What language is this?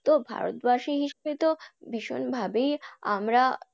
Bangla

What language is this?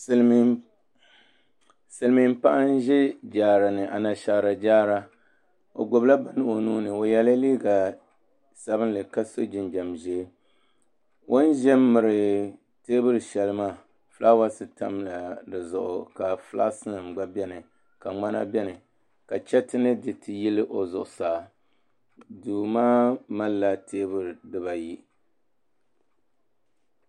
Dagbani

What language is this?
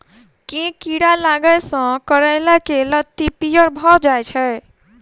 Maithili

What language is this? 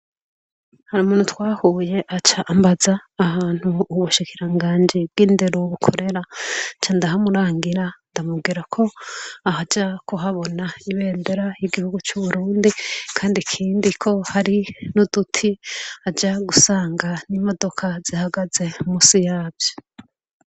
Rundi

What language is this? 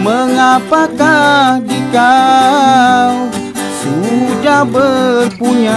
Malay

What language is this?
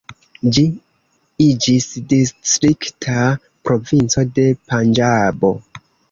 Esperanto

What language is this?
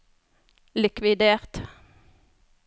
Norwegian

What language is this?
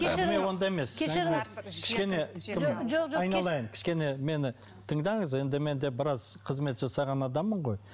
Kazakh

